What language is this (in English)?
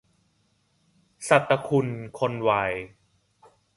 Thai